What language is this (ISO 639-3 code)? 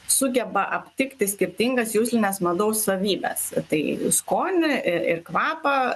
lit